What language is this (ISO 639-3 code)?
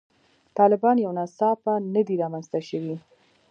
pus